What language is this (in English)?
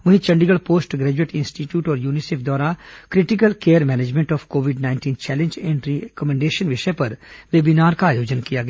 Hindi